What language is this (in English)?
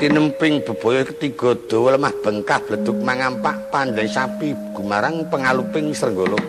Indonesian